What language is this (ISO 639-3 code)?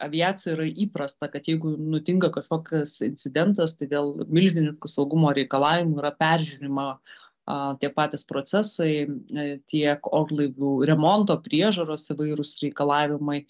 lit